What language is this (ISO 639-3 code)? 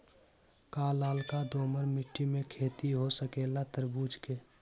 mag